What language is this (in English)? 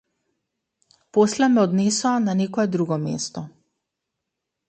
Macedonian